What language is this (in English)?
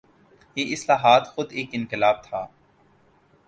Urdu